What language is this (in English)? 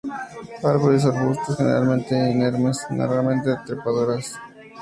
Spanish